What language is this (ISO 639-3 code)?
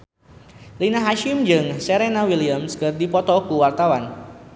sun